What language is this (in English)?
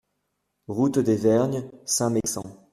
French